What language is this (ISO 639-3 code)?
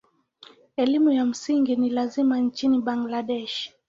swa